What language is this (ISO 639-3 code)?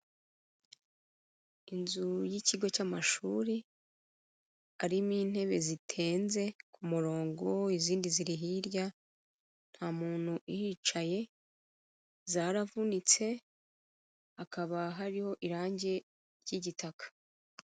kin